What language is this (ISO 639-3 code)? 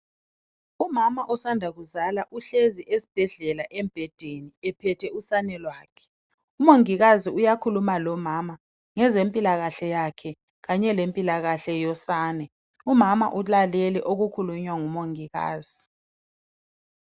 nde